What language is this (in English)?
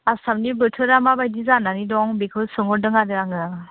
Bodo